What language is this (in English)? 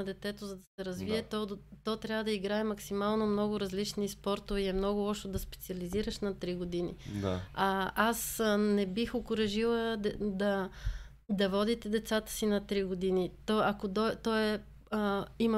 Bulgarian